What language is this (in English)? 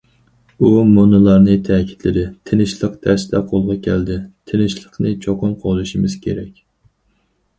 Uyghur